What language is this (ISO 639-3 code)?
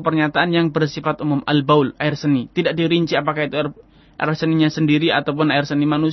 ind